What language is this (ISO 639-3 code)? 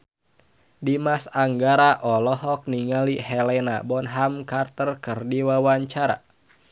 sun